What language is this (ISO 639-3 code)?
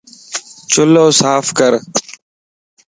lss